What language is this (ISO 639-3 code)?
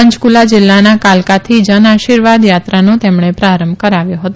guj